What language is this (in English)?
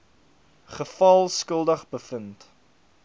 Afrikaans